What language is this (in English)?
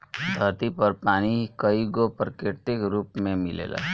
Bhojpuri